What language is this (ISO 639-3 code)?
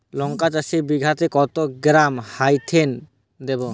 ben